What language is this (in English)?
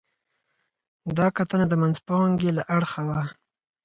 Pashto